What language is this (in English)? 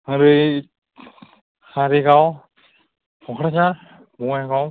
Bodo